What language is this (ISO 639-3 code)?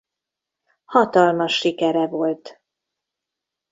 hun